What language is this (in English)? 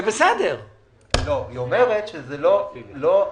Hebrew